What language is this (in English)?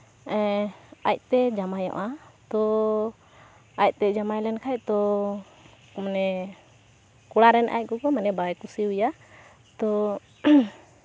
Santali